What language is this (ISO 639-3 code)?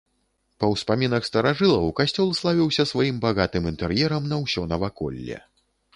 bel